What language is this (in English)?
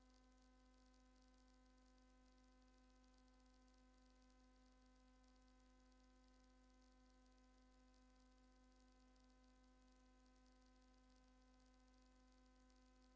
Indonesian